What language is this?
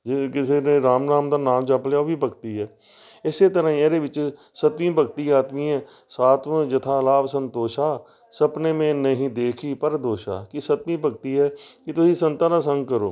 Punjabi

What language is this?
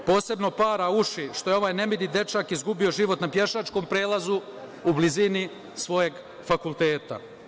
Serbian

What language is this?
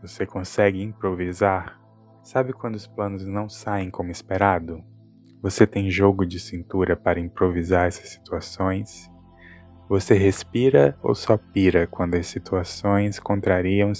Portuguese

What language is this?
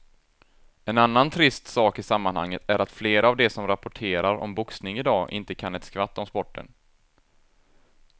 Swedish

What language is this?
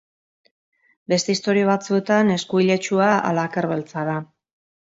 Basque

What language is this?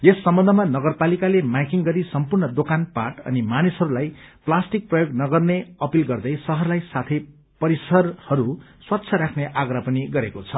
Nepali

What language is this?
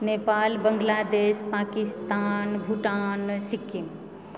Maithili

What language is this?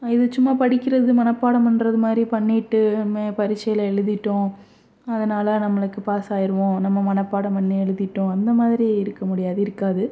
Tamil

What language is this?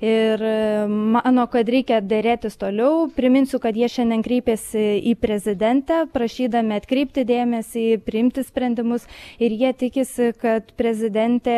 Lithuanian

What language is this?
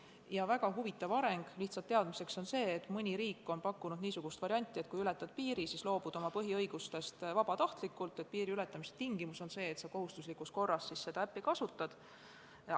Estonian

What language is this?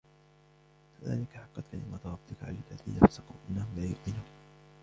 Arabic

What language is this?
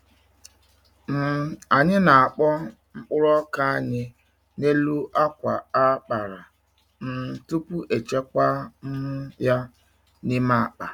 Igbo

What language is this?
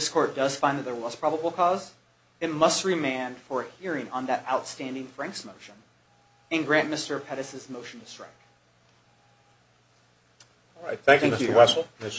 English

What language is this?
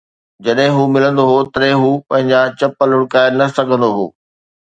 Sindhi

